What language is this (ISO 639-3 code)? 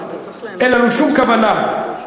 heb